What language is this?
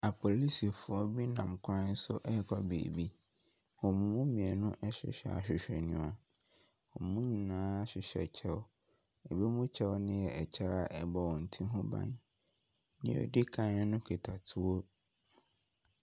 Akan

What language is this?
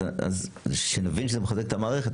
Hebrew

